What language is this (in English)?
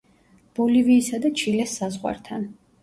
Georgian